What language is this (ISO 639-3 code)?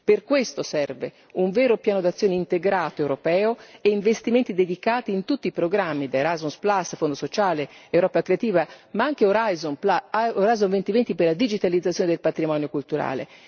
ita